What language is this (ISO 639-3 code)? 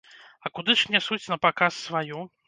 bel